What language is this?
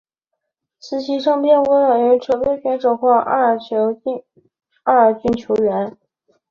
Chinese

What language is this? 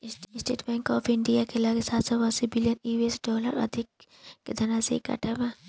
Bhojpuri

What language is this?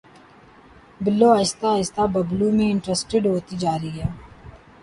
Urdu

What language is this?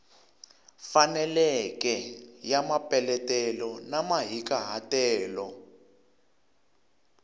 Tsonga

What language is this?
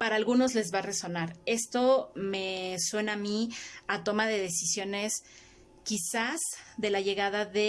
Spanish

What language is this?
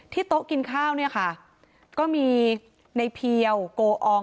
Thai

